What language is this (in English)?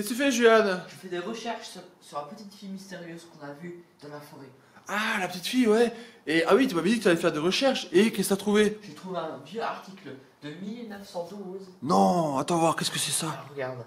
French